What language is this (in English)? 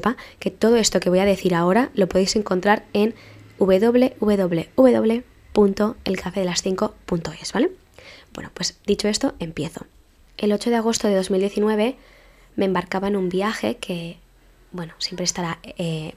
Spanish